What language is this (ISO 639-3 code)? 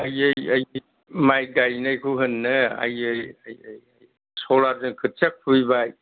brx